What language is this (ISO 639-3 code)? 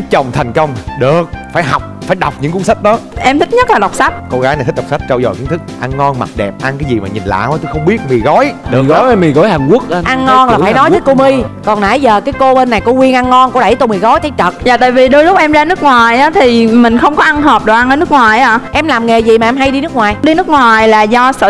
vie